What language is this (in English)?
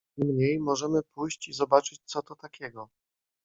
Polish